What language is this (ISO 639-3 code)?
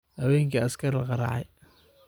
som